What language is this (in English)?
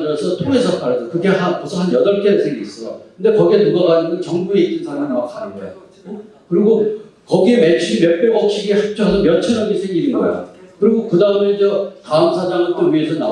Korean